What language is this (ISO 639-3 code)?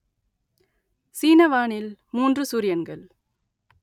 tam